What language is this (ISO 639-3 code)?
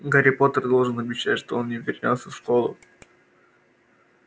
rus